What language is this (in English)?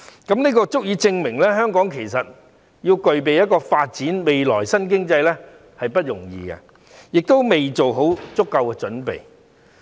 Cantonese